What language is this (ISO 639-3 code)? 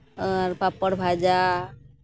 sat